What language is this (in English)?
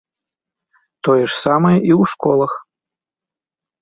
Belarusian